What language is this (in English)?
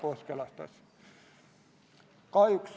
Estonian